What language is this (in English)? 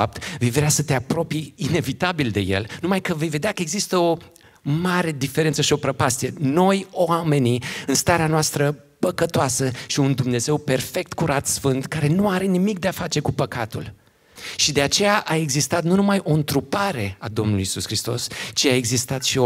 Romanian